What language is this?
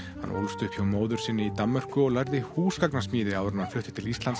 Icelandic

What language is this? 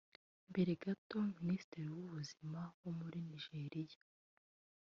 Kinyarwanda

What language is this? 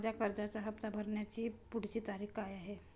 Marathi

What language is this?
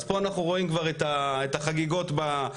Hebrew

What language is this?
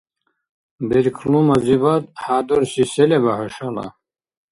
Dargwa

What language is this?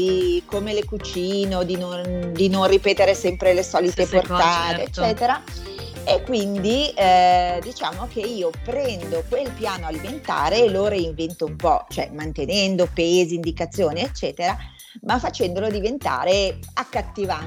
Italian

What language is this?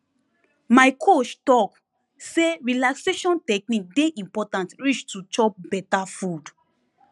Nigerian Pidgin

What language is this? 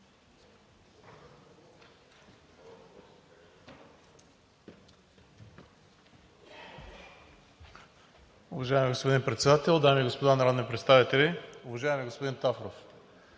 Bulgarian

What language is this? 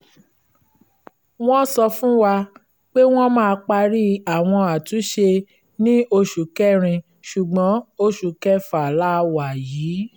Yoruba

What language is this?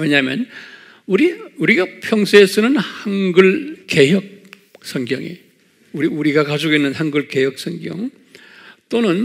Korean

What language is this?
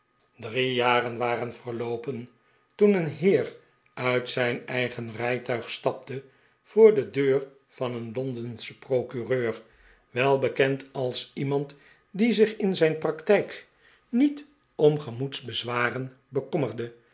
Dutch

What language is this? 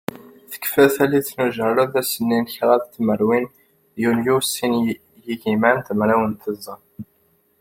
Kabyle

